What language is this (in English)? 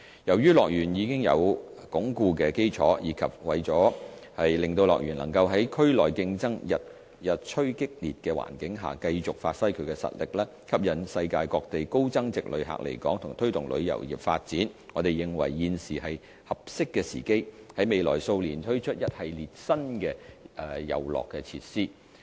Cantonese